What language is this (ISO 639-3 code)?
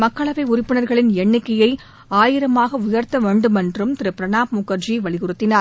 tam